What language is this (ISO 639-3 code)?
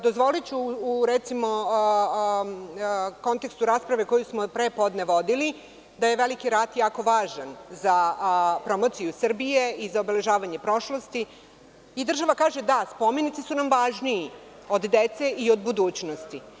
srp